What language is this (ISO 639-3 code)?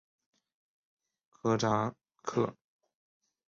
zho